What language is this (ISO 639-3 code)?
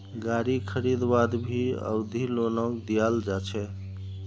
mag